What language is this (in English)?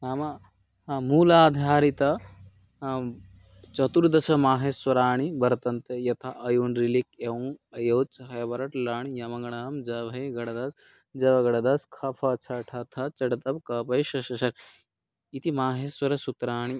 Sanskrit